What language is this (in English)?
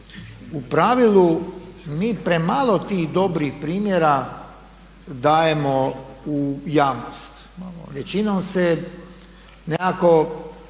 Croatian